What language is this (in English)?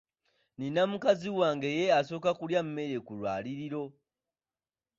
Ganda